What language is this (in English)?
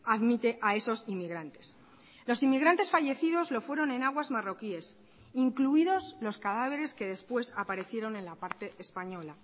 Spanish